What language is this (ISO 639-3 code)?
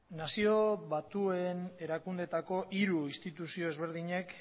eus